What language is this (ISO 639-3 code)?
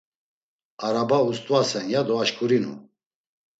lzz